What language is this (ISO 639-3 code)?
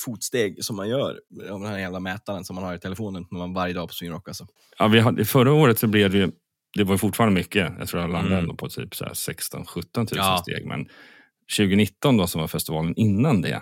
swe